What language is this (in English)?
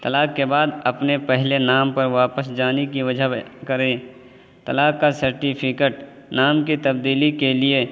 Urdu